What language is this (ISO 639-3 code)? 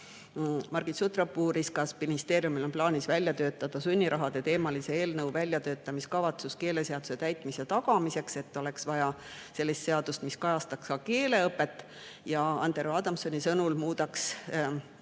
est